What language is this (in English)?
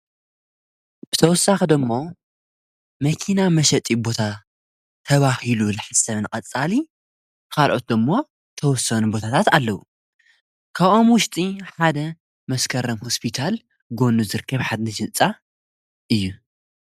Tigrinya